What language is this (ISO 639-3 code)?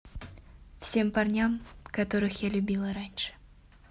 rus